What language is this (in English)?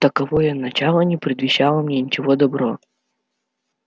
Russian